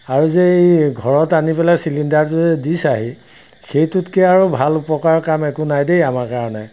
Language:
Assamese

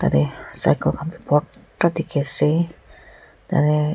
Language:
Naga Pidgin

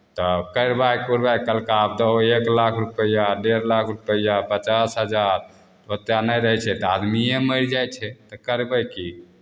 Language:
Maithili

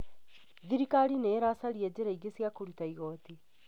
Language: Kikuyu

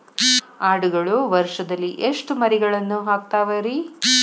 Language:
Kannada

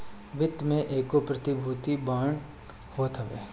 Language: Bhojpuri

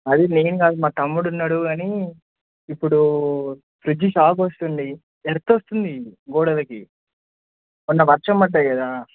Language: Telugu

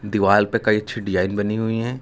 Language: Hindi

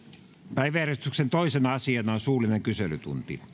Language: Finnish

